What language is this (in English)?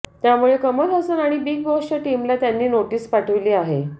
Marathi